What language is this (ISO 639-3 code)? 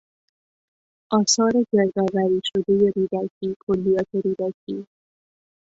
fas